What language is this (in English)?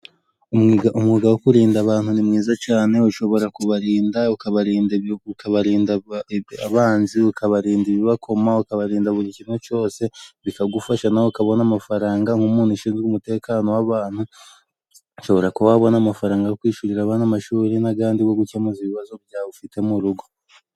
Kinyarwanda